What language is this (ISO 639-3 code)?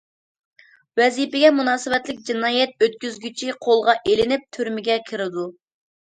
uig